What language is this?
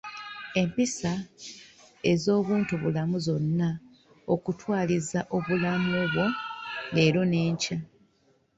Ganda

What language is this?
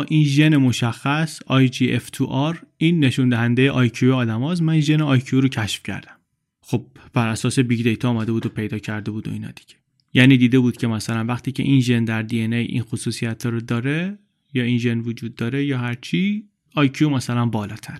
Persian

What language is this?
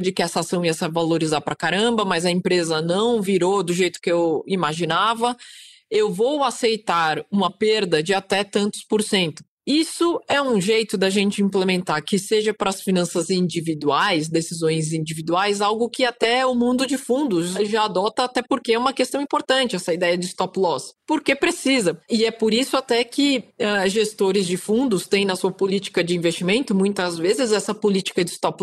Portuguese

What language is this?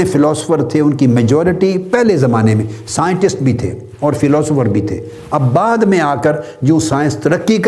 Urdu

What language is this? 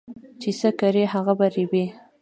Pashto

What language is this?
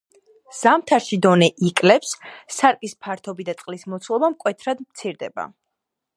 Georgian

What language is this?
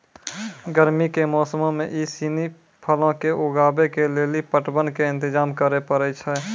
Maithili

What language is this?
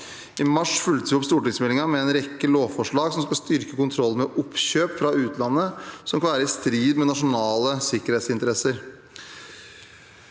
Norwegian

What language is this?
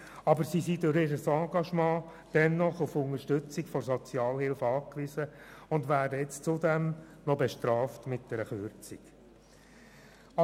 Swiss German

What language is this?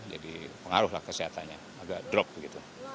Indonesian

